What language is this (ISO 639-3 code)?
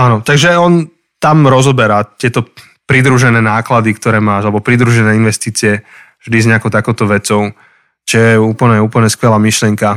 slk